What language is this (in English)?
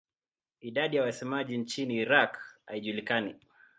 Swahili